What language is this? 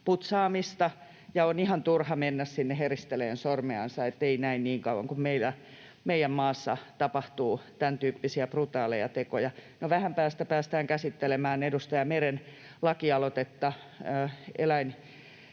Finnish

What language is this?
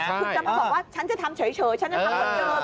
Thai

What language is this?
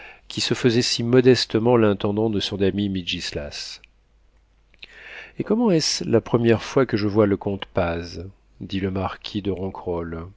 French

